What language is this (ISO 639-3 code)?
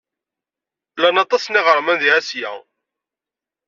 kab